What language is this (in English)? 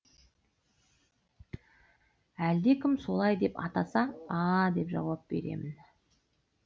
Kazakh